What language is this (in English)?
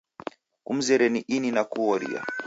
Taita